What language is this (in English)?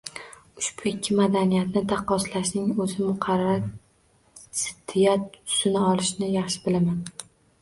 Uzbek